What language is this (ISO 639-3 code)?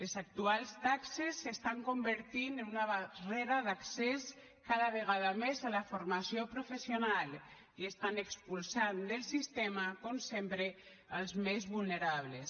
cat